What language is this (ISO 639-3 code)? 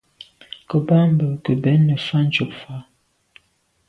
byv